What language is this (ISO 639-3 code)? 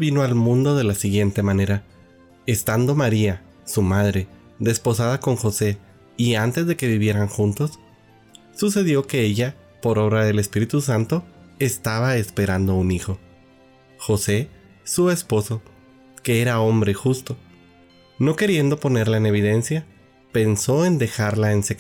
spa